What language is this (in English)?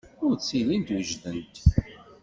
Kabyle